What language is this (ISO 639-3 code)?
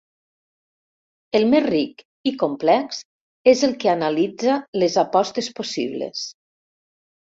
cat